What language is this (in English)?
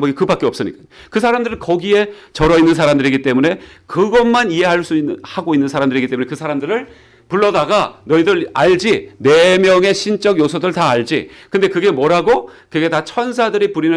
Korean